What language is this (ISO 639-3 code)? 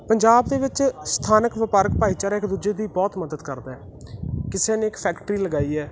pan